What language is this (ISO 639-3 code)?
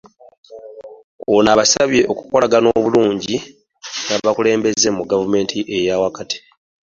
lug